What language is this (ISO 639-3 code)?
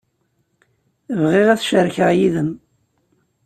kab